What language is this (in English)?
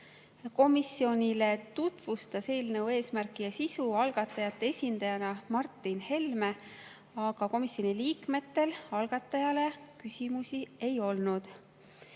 Estonian